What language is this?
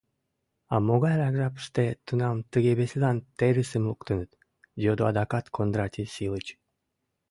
Mari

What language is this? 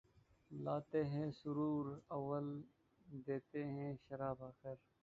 Urdu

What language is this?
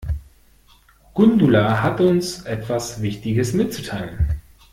German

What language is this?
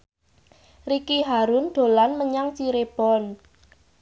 Javanese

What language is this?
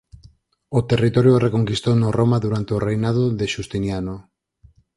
Galician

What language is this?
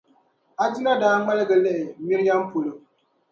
Dagbani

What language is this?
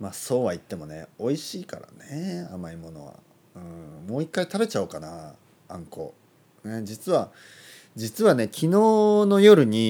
Japanese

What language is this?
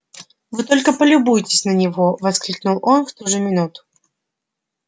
Russian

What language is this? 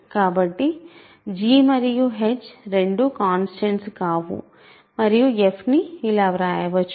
Telugu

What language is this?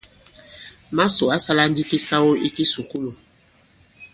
Bankon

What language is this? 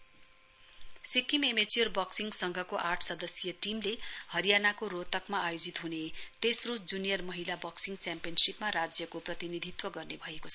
Nepali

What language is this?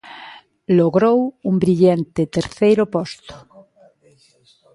Galician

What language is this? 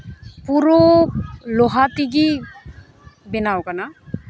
Santali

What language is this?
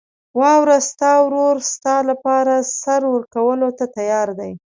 Pashto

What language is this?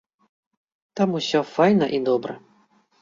Belarusian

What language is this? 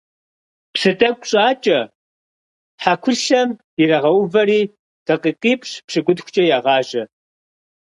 Kabardian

